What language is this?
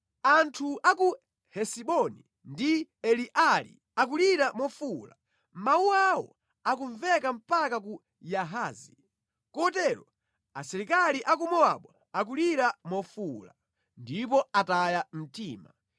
Nyanja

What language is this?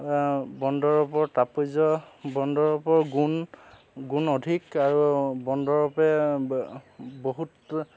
Assamese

